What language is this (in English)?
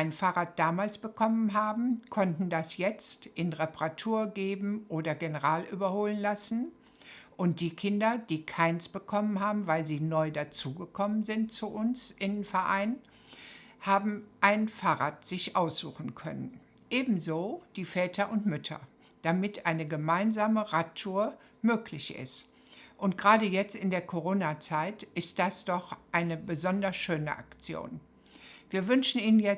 German